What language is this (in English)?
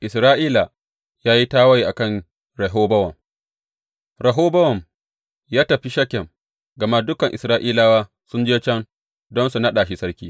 Hausa